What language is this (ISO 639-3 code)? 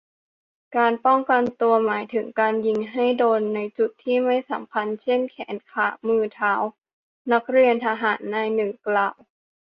tha